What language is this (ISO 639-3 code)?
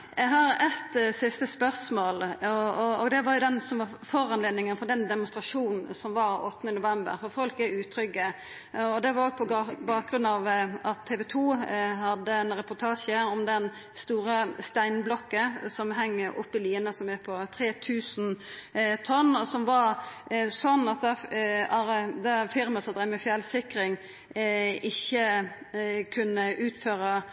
nno